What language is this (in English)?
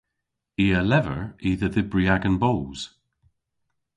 Cornish